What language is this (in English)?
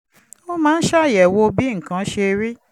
Yoruba